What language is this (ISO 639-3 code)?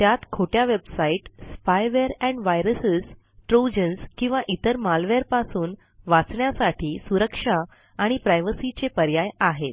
mar